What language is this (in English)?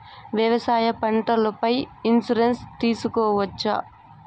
Telugu